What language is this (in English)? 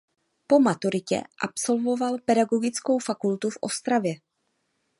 Czech